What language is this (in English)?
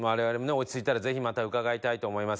Japanese